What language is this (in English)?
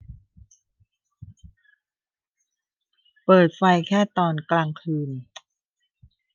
Thai